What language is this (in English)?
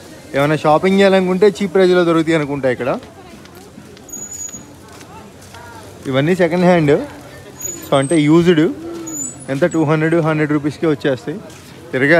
Telugu